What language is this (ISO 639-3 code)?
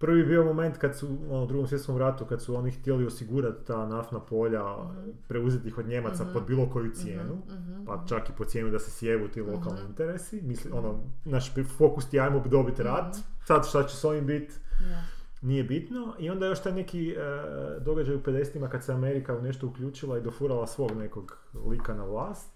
hrv